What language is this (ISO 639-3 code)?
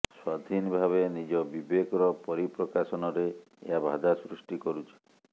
ori